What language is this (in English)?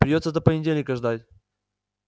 Russian